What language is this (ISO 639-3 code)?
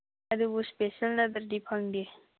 mni